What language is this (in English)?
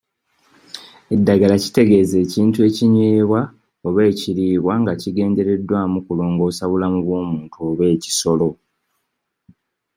Ganda